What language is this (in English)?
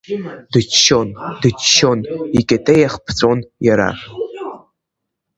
Abkhazian